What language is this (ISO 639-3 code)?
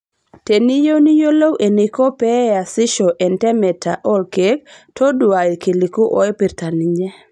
mas